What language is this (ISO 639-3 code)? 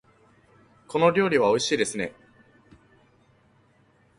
jpn